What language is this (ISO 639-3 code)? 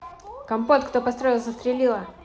rus